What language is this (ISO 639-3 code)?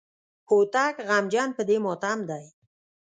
pus